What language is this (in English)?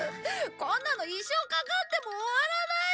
Japanese